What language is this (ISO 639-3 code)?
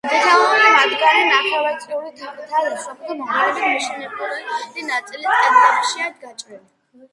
kat